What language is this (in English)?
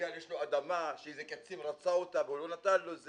Hebrew